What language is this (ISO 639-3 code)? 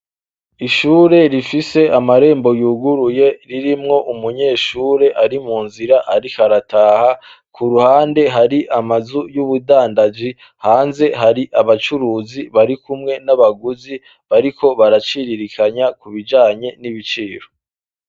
run